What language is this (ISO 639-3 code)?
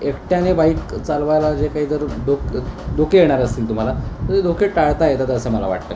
mar